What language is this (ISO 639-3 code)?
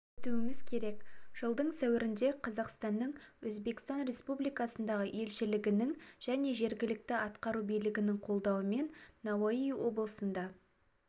kaz